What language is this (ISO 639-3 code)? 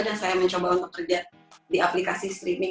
ind